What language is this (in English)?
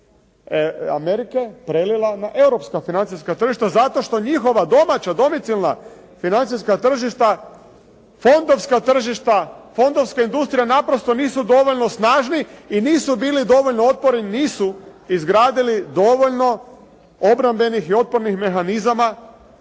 Croatian